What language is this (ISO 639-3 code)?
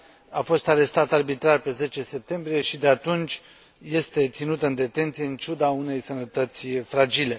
ron